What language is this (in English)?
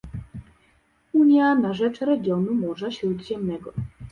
Polish